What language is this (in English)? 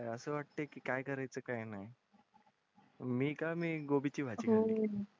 Marathi